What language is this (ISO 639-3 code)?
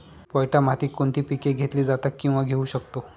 mar